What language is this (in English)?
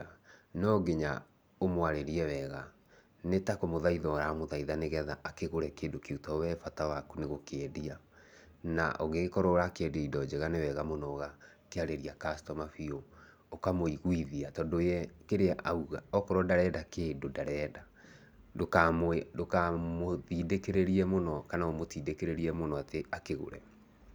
Kikuyu